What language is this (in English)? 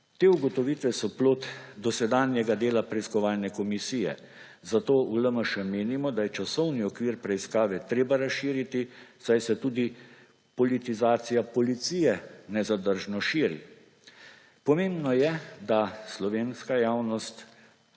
Slovenian